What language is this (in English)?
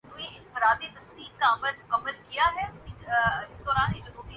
Urdu